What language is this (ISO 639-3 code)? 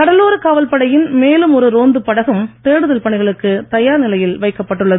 tam